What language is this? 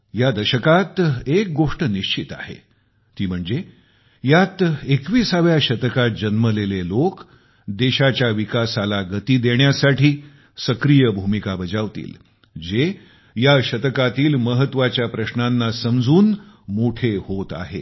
Marathi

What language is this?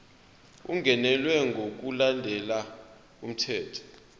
Zulu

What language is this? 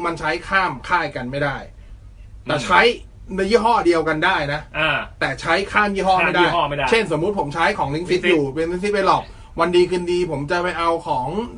Thai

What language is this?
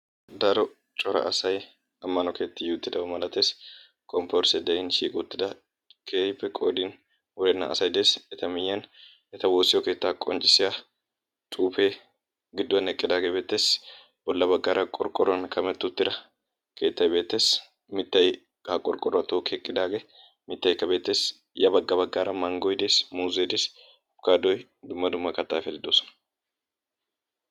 Wolaytta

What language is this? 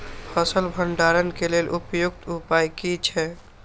Maithili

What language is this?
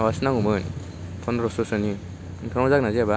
Bodo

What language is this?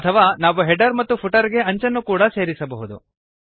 Kannada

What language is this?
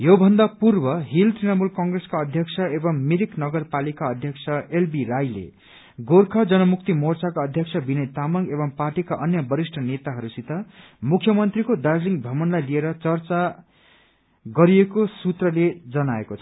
Nepali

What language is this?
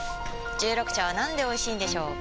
Japanese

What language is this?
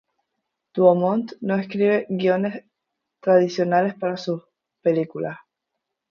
Spanish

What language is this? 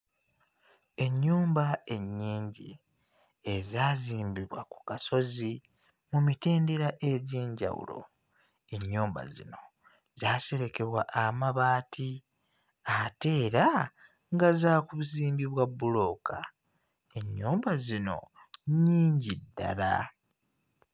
Ganda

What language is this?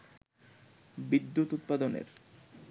Bangla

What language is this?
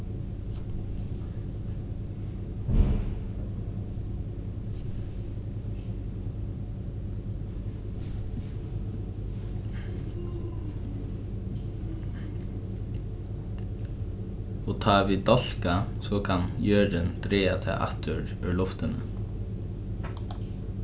Faroese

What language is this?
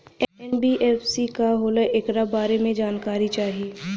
Bhojpuri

